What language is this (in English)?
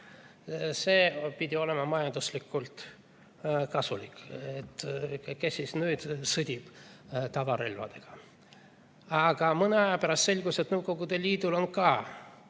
Estonian